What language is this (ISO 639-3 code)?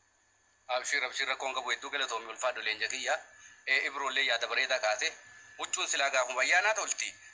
ara